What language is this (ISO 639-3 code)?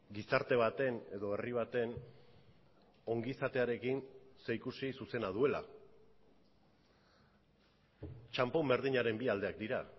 eus